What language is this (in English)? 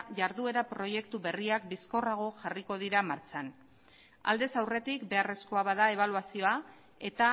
Basque